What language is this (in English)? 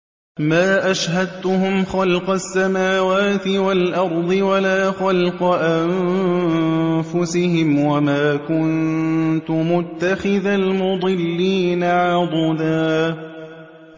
Arabic